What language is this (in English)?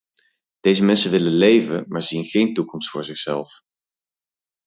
Dutch